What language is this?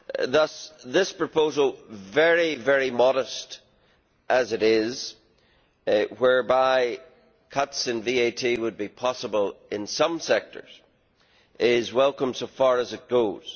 English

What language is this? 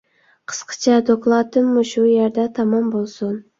Uyghur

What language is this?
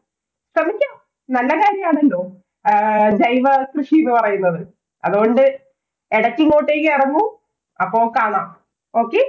Malayalam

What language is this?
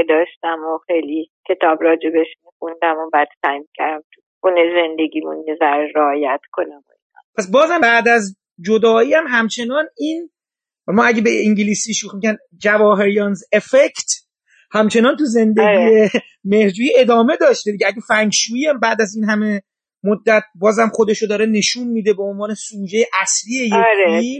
Persian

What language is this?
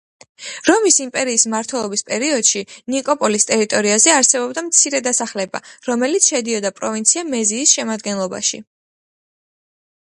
Georgian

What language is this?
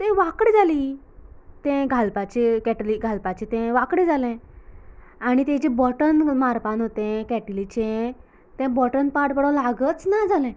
Konkani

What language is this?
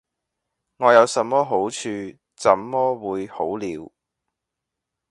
Cantonese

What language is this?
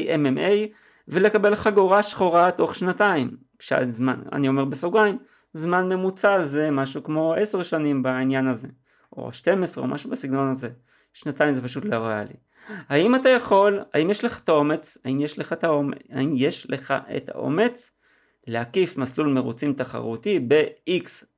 Hebrew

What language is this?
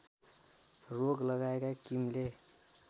Nepali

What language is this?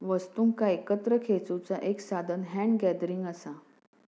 Marathi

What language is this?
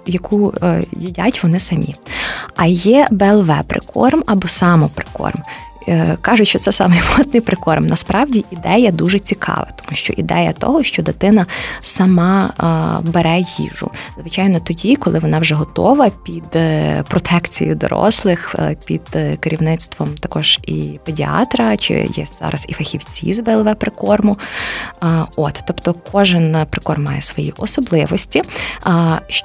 Ukrainian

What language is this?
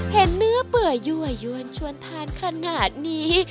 Thai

